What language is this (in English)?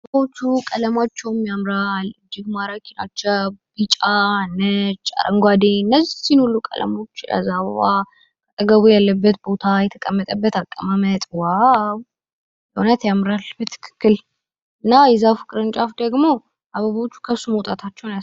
Amharic